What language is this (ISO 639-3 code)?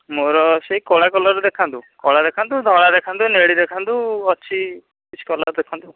ori